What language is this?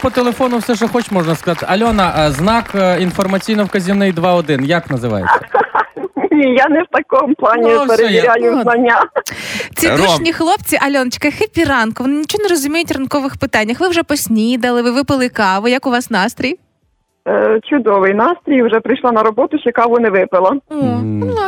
Ukrainian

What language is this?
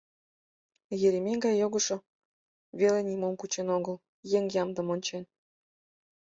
Mari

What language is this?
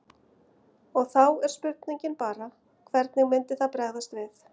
Icelandic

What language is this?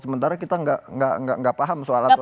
Indonesian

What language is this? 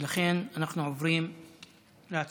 Hebrew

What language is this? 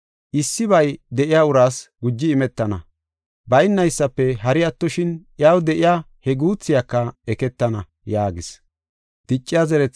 Gofa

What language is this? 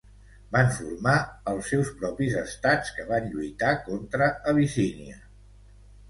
Catalan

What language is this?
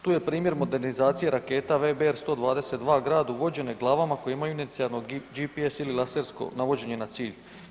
Croatian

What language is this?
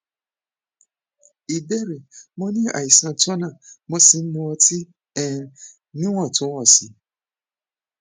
Yoruba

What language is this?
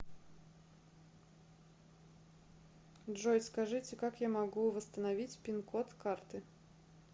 Russian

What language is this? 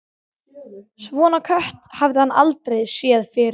Icelandic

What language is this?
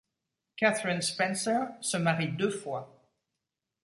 French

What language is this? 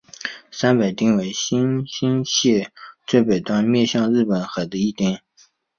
Chinese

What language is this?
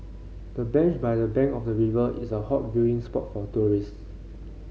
English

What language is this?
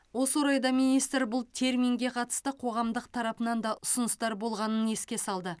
Kazakh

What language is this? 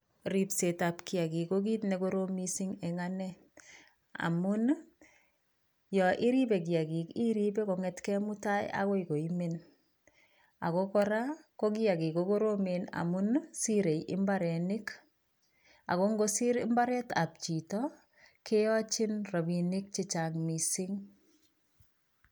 Kalenjin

